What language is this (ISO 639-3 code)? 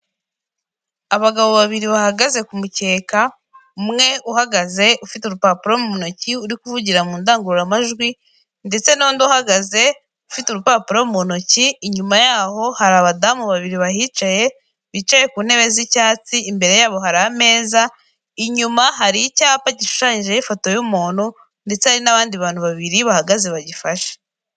kin